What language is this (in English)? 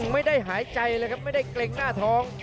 Thai